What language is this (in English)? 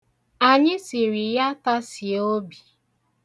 Igbo